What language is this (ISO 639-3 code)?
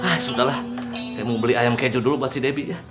ind